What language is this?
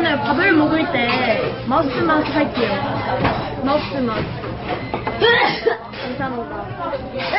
Korean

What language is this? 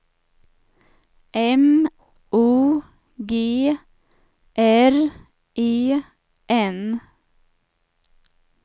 Swedish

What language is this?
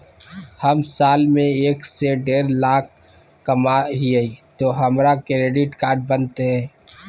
Magahi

